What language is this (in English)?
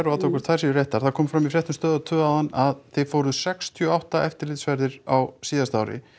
Icelandic